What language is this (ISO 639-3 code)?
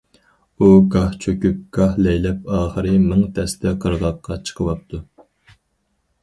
uig